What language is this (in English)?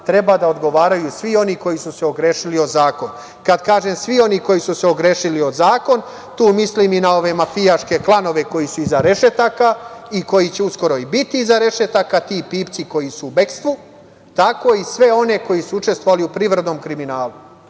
Serbian